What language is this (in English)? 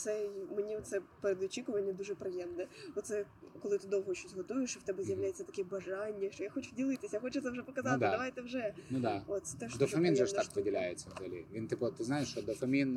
Ukrainian